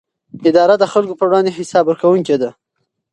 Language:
Pashto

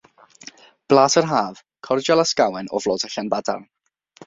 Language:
Welsh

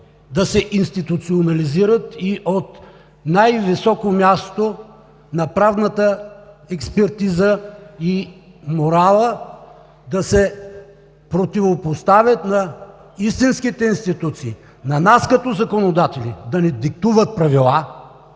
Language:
Bulgarian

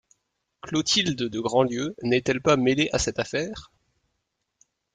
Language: French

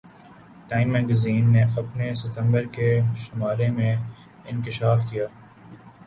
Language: Urdu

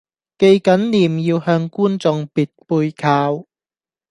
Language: Cantonese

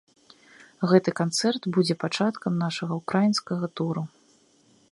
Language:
Belarusian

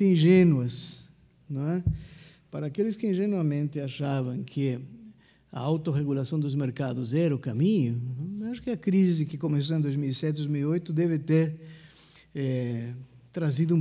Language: Portuguese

